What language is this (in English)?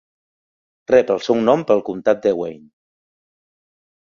Catalan